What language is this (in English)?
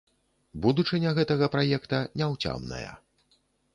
Belarusian